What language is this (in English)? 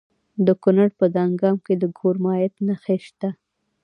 Pashto